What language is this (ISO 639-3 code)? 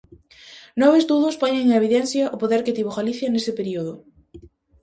glg